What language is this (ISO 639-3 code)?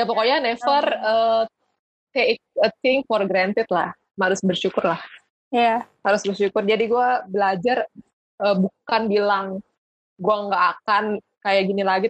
ind